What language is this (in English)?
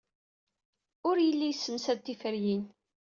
Kabyle